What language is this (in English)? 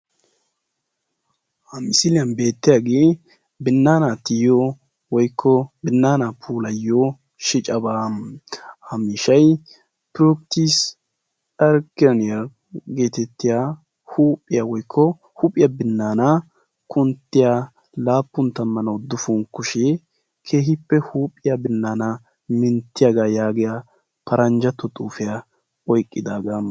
Wolaytta